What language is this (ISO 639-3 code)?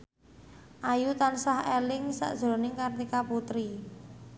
jav